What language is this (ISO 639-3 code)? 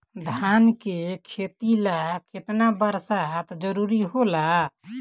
bho